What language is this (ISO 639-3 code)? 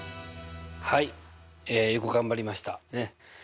jpn